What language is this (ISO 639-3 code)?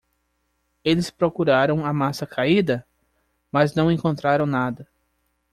por